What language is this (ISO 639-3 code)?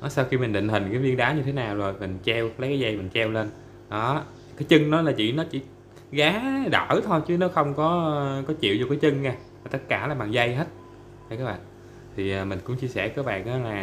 vie